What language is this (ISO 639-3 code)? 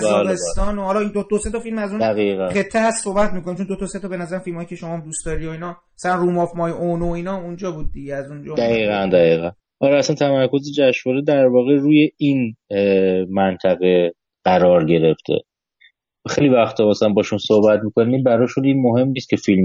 fas